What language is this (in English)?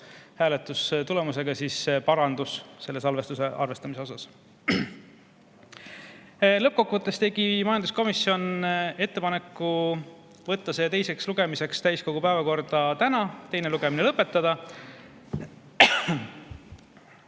Estonian